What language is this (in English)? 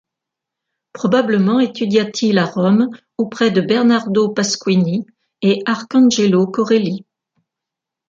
French